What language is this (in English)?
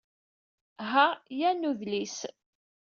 Kabyle